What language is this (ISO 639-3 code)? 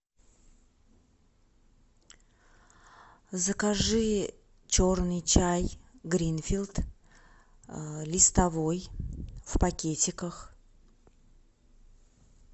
rus